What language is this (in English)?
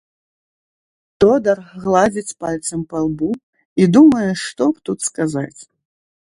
Belarusian